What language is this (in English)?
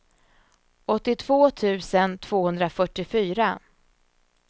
Swedish